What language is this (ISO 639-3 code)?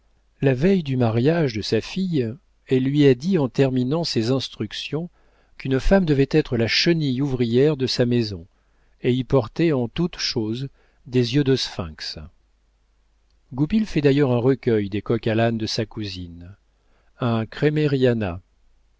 fra